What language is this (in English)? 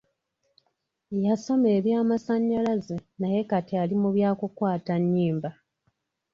Ganda